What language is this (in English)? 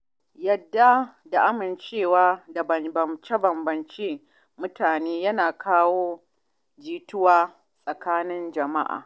Hausa